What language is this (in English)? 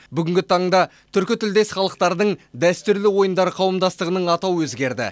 Kazakh